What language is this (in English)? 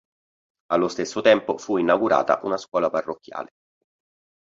Italian